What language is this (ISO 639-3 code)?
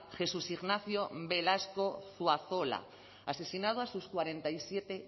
spa